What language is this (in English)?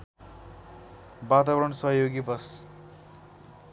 Nepali